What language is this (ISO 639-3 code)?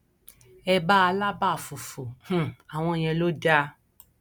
yor